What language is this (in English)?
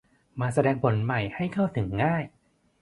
Thai